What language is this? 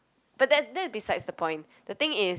English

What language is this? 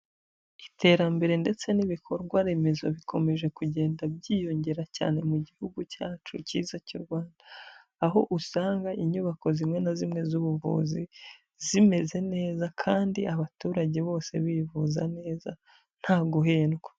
Kinyarwanda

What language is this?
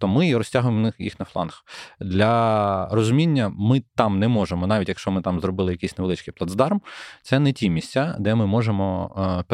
Ukrainian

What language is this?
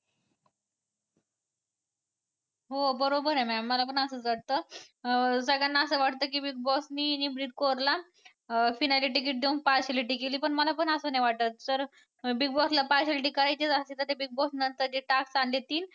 Marathi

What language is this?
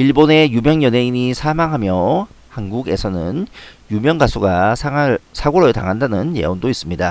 Korean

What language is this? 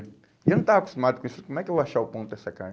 Portuguese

